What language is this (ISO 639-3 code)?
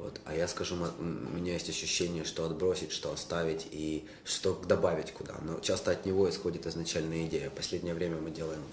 rus